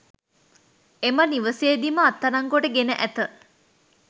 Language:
Sinhala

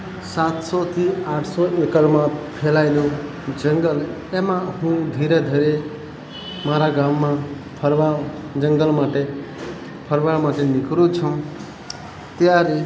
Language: Gujarati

